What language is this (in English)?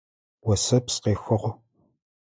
Adyghe